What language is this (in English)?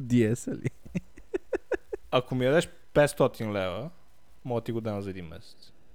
Bulgarian